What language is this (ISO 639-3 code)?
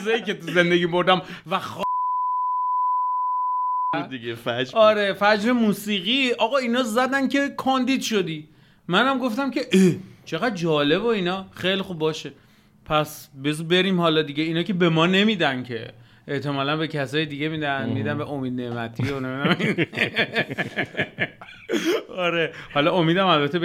fas